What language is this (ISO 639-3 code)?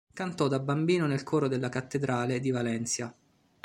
ita